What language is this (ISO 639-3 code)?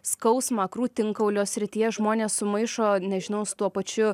lit